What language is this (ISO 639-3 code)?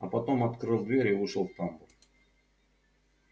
rus